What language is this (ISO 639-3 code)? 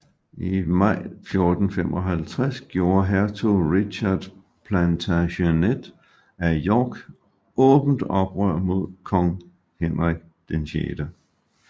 dan